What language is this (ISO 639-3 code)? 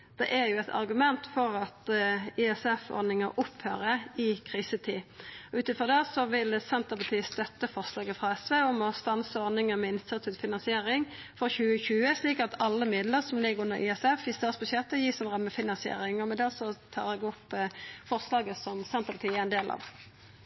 nor